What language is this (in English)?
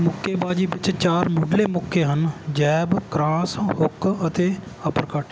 Punjabi